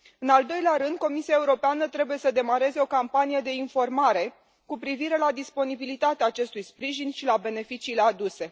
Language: Romanian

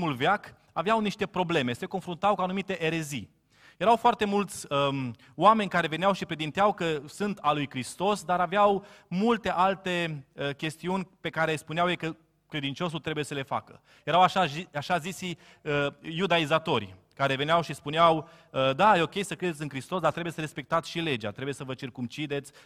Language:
Romanian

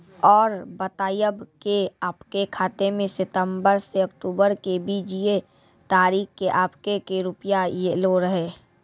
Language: Maithili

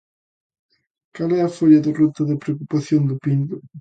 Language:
Galician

